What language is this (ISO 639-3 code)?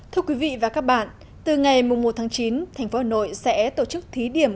vie